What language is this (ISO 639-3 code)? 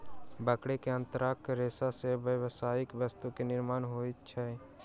mai